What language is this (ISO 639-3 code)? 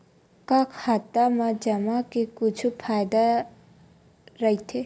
hne